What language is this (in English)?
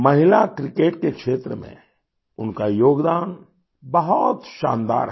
Hindi